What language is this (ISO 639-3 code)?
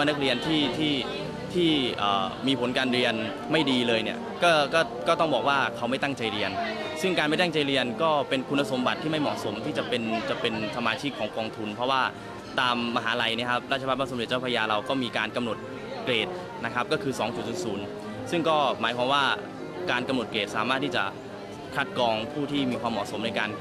tha